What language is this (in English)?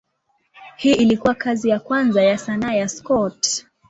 Swahili